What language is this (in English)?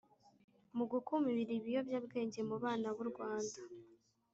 Kinyarwanda